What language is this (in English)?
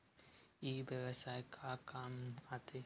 Chhattisgarhi